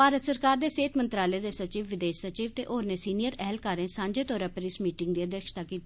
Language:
Dogri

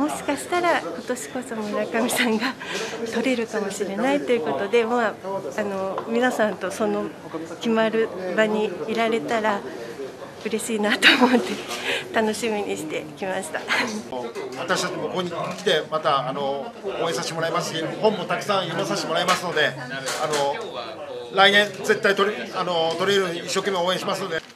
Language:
Japanese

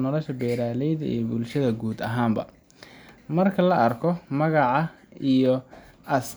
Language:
Somali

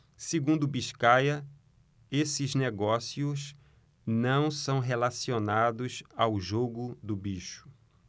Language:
Portuguese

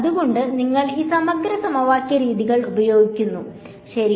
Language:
Malayalam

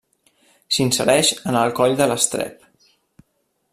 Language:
Catalan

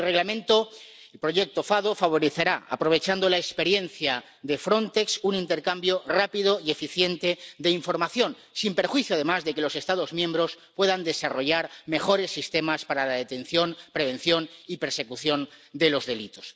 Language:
Spanish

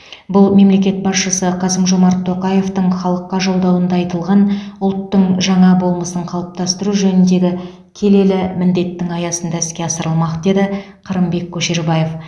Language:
Kazakh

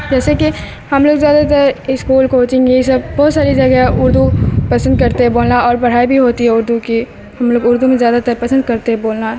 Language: Urdu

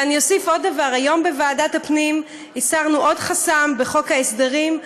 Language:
Hebrew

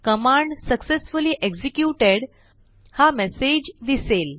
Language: Marathi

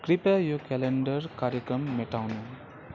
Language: Nepali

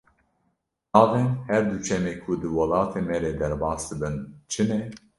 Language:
Kurdish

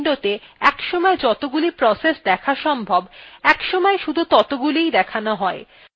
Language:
Bangla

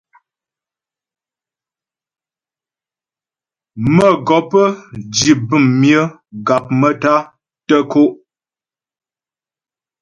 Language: Ghomala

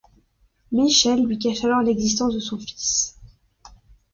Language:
French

